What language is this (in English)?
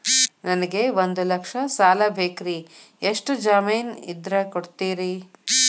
Kannada